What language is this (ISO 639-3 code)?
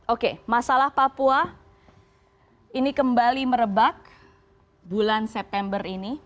ind